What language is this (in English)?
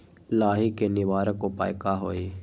Magahi